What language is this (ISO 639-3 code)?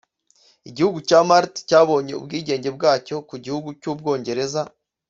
kin